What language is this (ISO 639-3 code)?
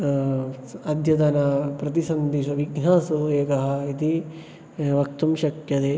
san